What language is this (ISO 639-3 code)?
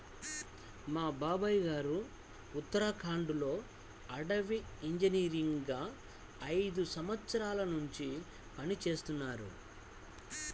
tel